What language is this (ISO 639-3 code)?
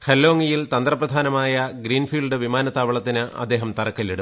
mal